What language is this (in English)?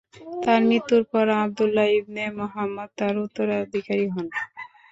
Bangla